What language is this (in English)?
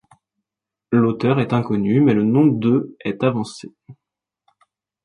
French